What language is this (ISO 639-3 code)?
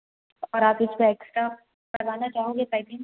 hin